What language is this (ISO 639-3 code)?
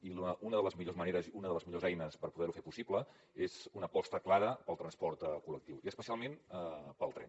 cat